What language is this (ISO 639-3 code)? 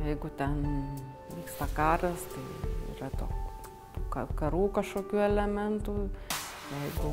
lit